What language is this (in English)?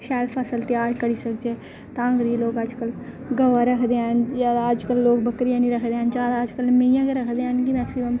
Dogri